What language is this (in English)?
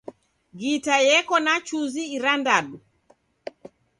Taita